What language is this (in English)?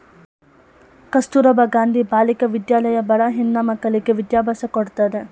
Kannada